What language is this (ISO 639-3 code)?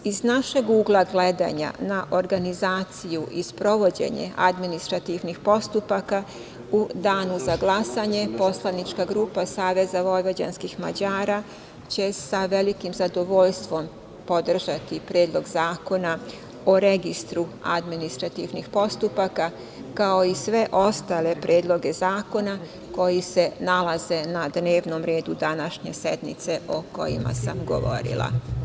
srp